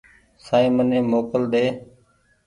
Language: Goaria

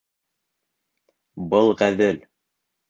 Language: Bashkir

